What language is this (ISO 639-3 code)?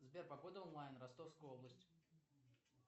rus